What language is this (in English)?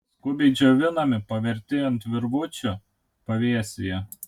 Lithuanian